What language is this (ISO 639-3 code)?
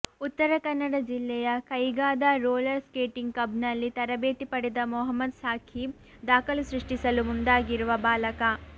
kan